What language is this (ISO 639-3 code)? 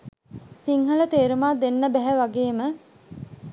sin